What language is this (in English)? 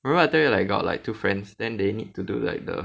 English